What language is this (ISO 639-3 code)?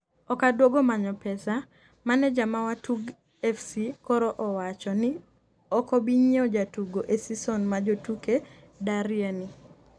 luo